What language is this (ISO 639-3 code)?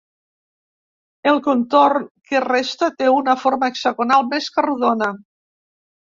cat